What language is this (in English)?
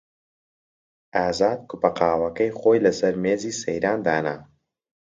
Central Kurdish